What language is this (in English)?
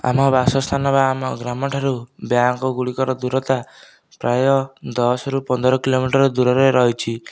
Odia